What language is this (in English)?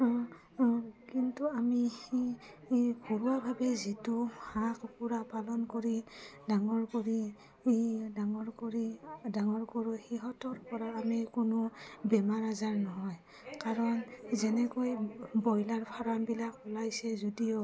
Assamese